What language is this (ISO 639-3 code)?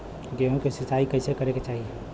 bho